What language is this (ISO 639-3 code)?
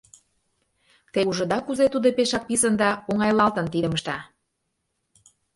chm